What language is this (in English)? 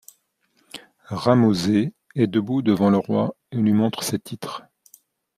French